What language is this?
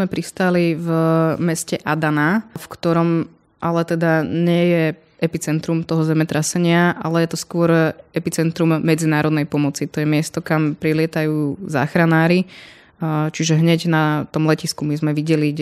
Slovak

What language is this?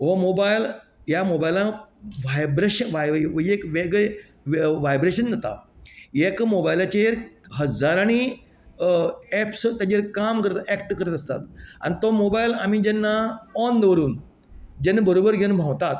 Konkani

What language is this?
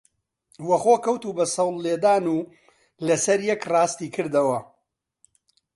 Central Kurdish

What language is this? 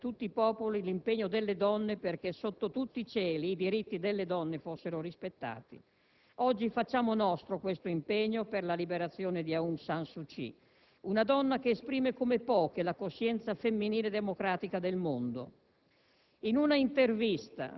Italian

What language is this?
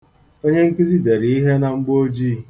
Igbo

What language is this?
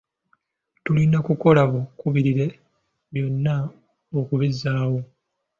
Ganda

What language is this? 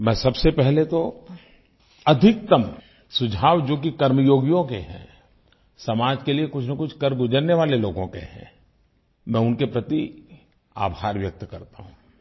Hindi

